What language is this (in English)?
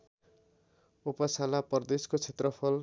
Nepali